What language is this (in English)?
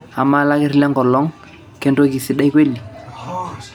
Masai